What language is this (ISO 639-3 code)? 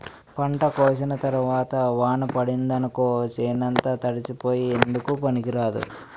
tel